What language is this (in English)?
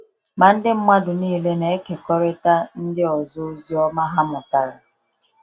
Igbo